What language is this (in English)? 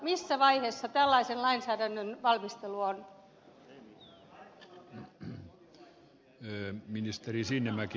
Finnish